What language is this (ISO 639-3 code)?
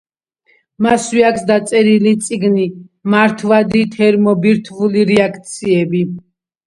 kat